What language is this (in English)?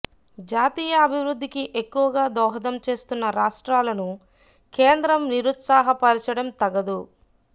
Telugu